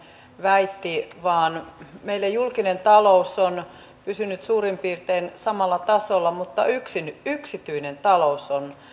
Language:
Finnish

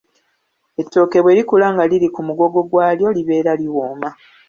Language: Ganda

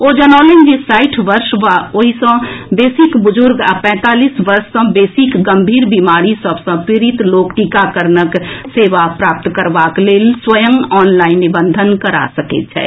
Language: Maithili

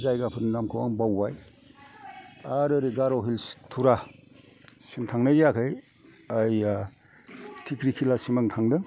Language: Bodo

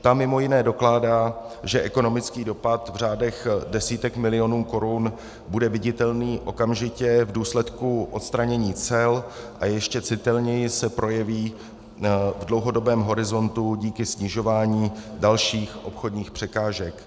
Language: Czech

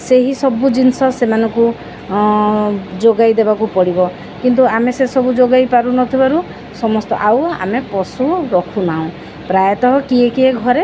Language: Odia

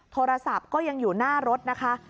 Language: Thai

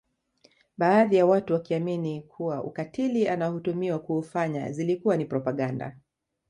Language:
Swahili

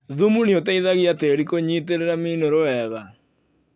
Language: Kikuyu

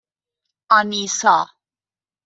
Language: Persian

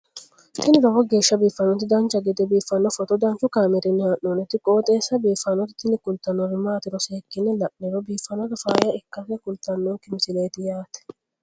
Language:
Sidamo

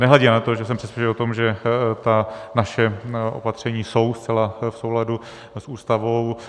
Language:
Czech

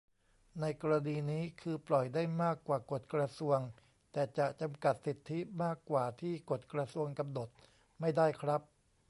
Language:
Thai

